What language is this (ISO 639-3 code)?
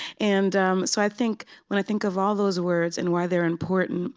eng